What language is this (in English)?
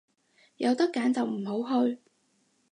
Cantonese